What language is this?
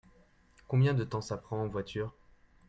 French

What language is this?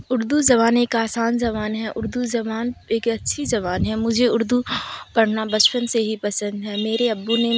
Urdu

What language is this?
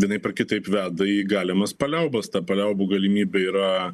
Lithuanian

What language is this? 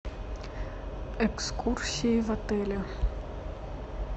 Russian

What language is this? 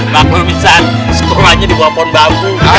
Indonesian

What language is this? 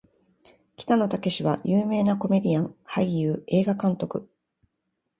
Japanese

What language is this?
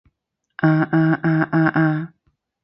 Cantonese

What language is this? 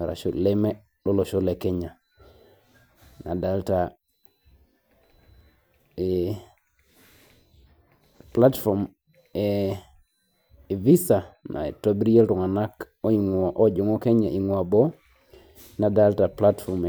Masai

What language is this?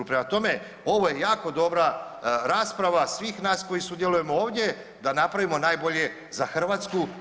Croatian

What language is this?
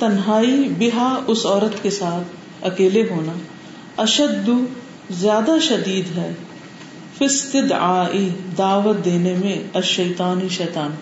Urdu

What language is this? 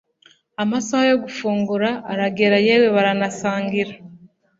Kinyarwanda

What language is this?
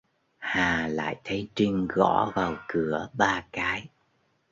Vietnamese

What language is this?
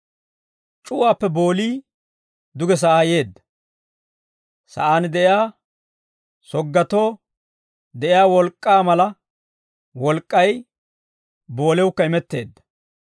Dawro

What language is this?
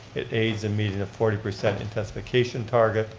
English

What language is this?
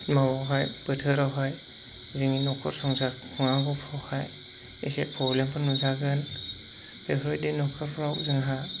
Bodo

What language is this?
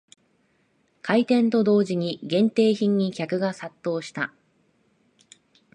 Japanese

